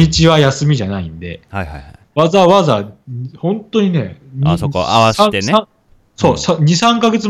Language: Japanese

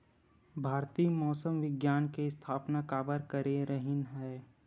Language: Chhattisgarhi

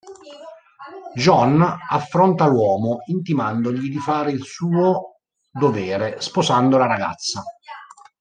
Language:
Italian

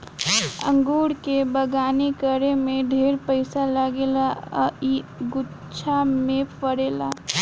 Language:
Bhojpuri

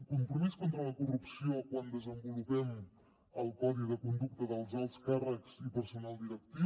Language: Catalan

